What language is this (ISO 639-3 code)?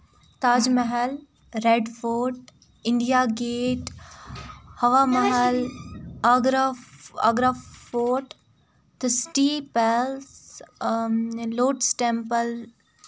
kas